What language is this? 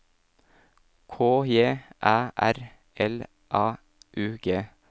Norwegian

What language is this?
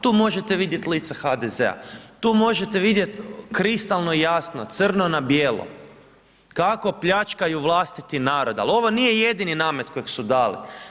Croatian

